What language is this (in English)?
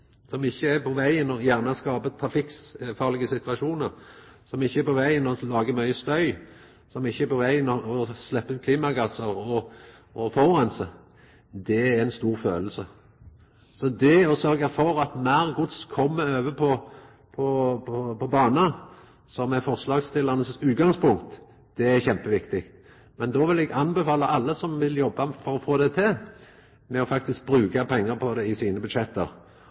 Norwegian Nynorsk